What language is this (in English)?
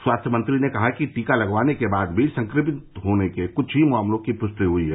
Hindi